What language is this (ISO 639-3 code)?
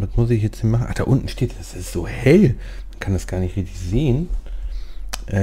deu